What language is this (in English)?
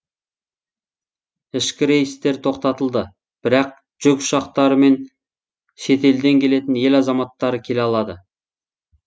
Kazakh